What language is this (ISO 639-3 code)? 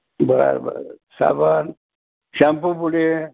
mar